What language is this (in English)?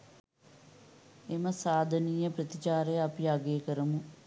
Sinhala